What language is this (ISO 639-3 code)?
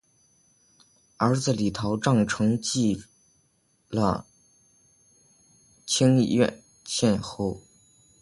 zho